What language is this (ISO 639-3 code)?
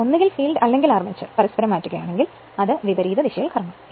mal